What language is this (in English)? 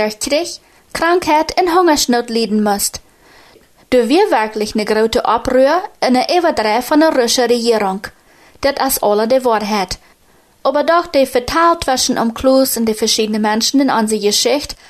German